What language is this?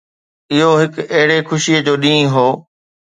Sindhi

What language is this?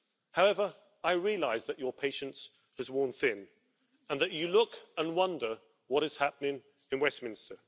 English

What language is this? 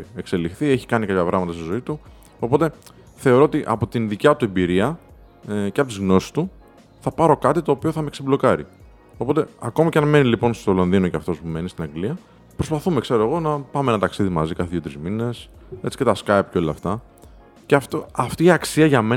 Greek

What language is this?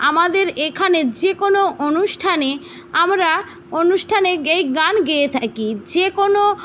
Bangla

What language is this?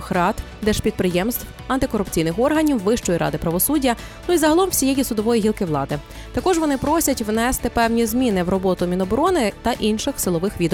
Ukrainian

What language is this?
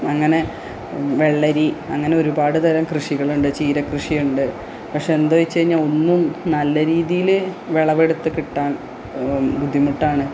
Malayalam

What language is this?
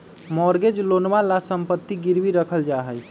Magahi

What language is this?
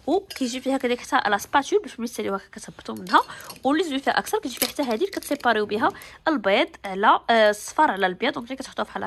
Arabic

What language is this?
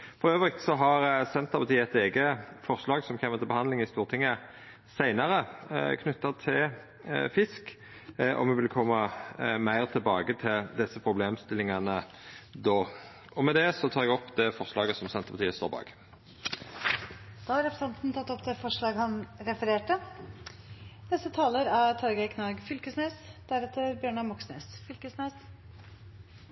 Norwegian Nynorsk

